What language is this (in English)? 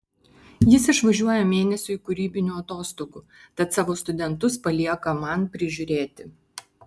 Lithuanian